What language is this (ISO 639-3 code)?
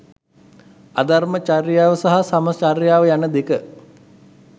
sin